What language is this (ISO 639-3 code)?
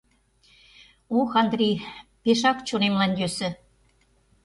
chm